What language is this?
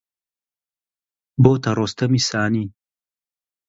Central Kurdish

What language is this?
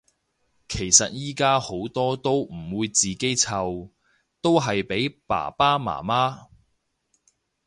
Cantonese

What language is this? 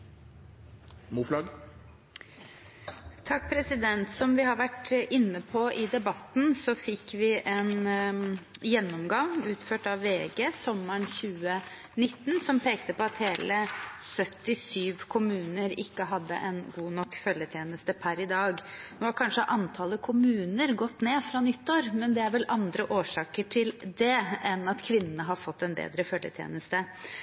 Norwegian Bokmål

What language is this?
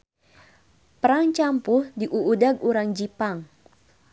Sundanese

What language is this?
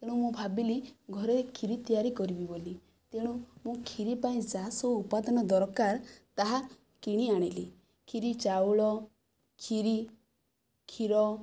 Odia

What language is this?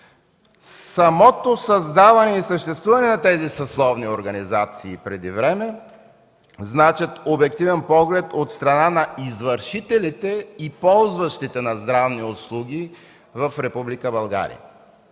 Bulgarian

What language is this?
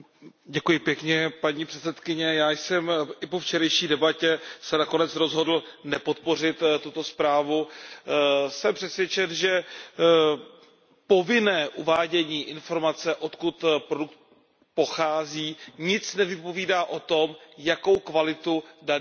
Czech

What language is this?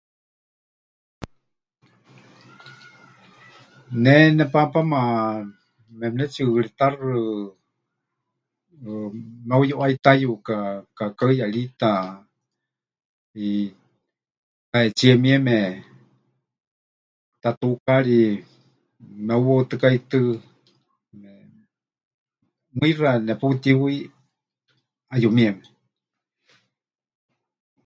Huichol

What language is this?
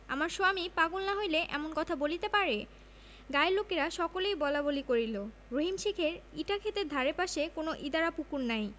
Bangla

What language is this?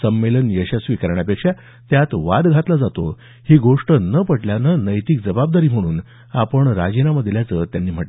Marathi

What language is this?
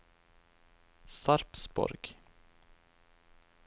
Norwegian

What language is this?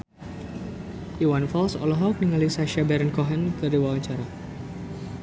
Sundanese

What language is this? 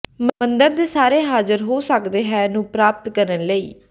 Punjabi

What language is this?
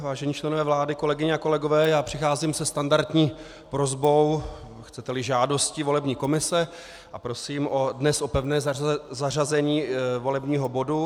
Czech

